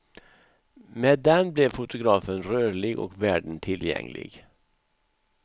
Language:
Swedish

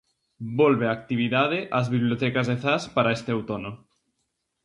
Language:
Galician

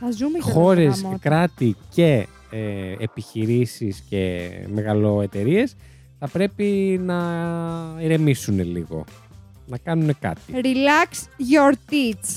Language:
Greek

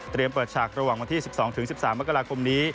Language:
Thai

